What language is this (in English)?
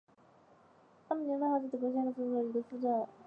Chinese